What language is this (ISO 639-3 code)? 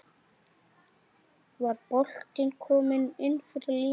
isl